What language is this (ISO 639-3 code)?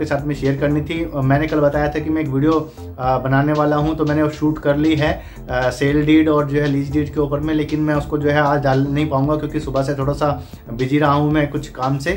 hin